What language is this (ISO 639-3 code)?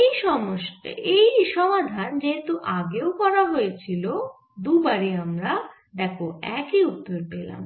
ben